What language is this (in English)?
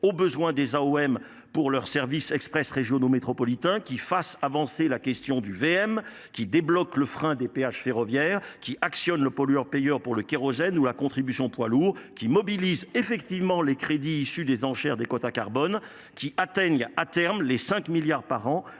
French